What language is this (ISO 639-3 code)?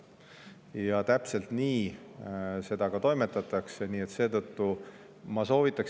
est